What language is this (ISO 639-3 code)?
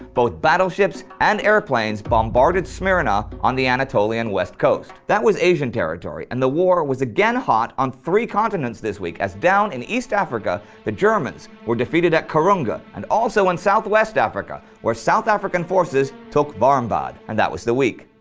eng